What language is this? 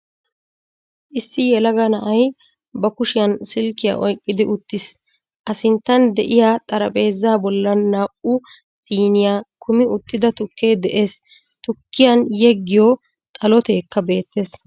Wolaytta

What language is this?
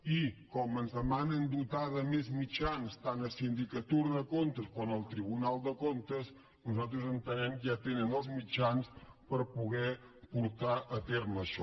Catalan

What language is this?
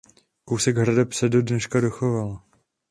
Czech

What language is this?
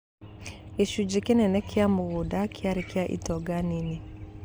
Kikuyu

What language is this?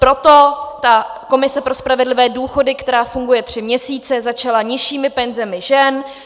Czech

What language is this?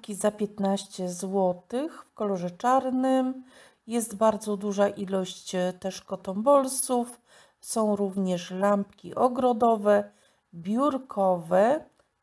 Polish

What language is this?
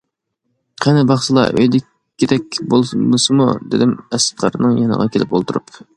Uyghur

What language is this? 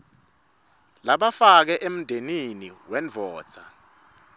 Swati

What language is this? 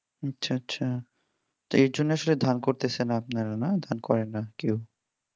Bangla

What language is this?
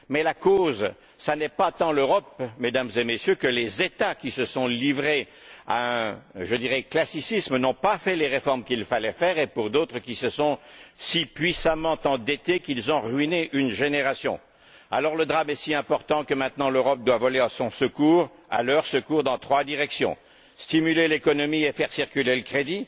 French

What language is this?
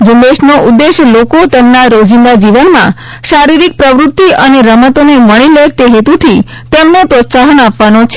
Gujarati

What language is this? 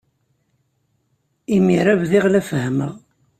Kabyle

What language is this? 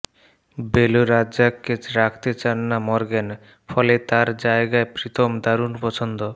Bangla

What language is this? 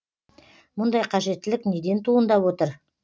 Kazakh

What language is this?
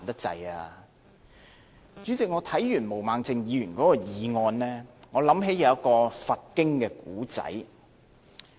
Cantonese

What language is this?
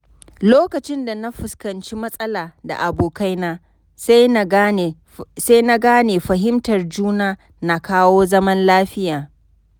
Hausa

